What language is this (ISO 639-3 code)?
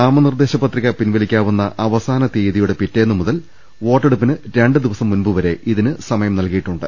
mal